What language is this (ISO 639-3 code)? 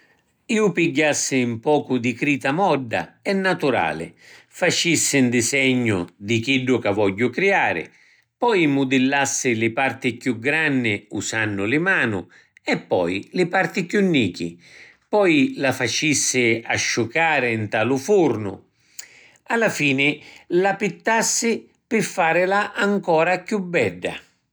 scn